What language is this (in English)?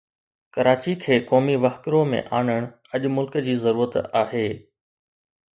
Sindhi